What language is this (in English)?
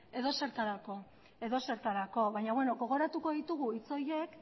Basque